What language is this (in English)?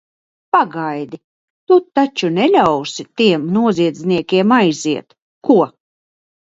Latvian